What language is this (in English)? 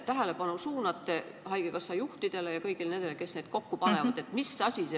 Estonian